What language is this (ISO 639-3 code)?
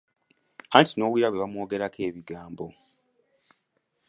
lug